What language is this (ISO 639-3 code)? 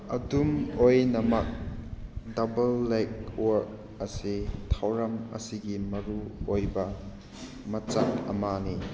mni